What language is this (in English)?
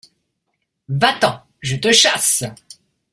French